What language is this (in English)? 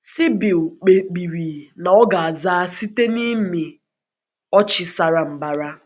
Igbo